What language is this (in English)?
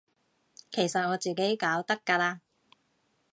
Cantonese